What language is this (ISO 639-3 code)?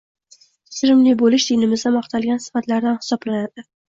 uzb